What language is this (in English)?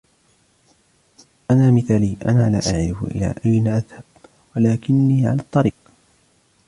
Arabic